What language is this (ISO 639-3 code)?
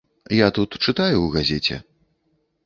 bel